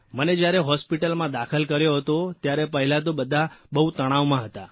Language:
Gujarati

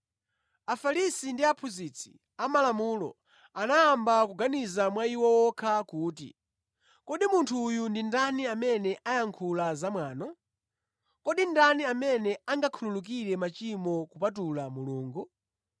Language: Nyanja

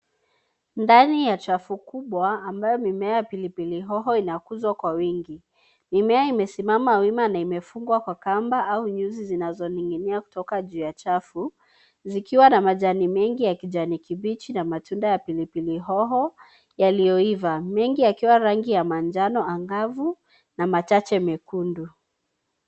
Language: Swahili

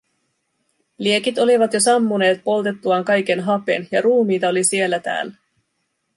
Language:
Finnish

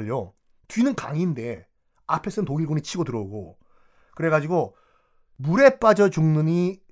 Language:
Korean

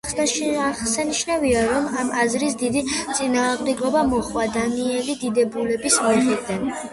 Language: Georgian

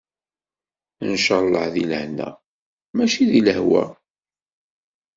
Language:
Kabyle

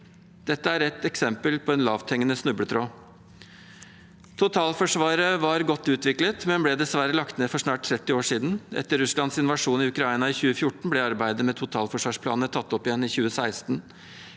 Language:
Norwegian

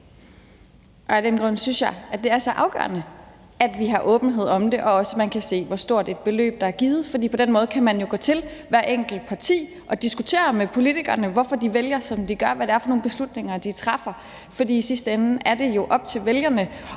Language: Danish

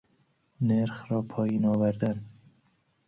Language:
Persian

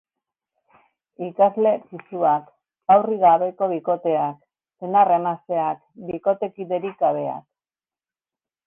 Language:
Basque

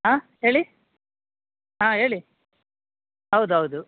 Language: Kannada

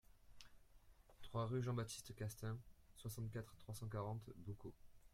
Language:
French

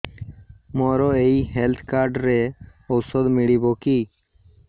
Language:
Odia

